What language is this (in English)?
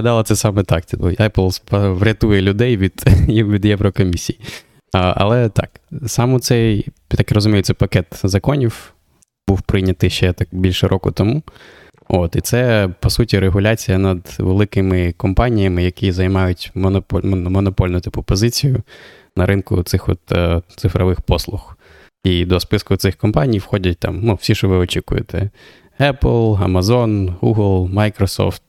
Ukrainian